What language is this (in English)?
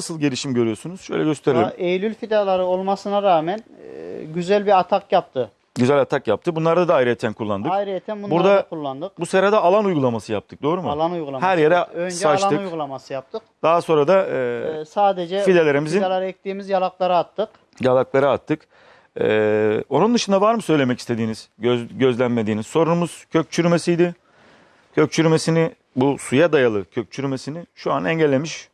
Turkish